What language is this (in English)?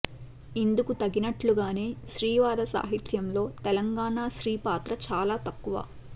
Telugu